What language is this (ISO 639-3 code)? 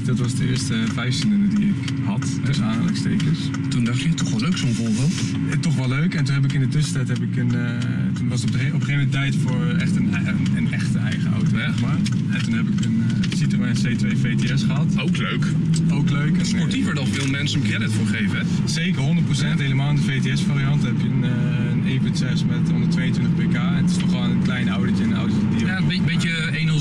nld